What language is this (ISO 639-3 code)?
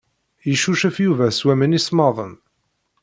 kab